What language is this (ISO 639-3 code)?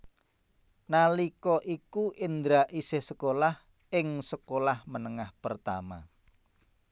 jav